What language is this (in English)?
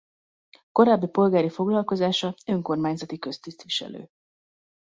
Hungarian